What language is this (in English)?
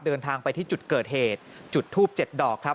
Thai